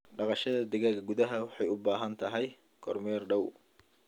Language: Somali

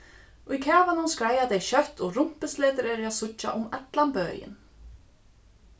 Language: Faroese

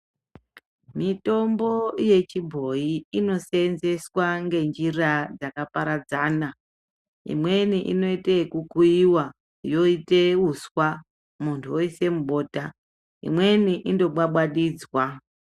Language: Ndau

